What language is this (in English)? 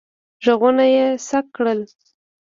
Pashto